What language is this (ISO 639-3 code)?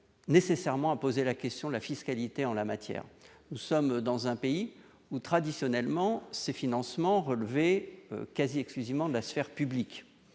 fra